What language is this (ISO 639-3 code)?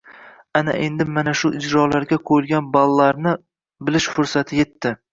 uzb